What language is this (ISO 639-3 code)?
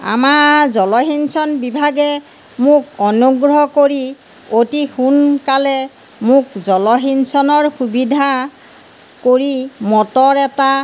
asm